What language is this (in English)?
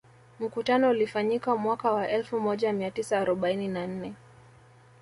Swahili